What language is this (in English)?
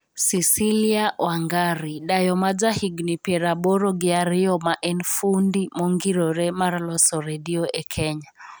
Luo (Kenya and Tanzania)